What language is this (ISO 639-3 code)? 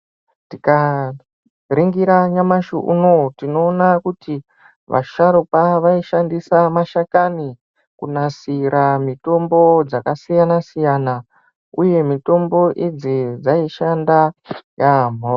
ndc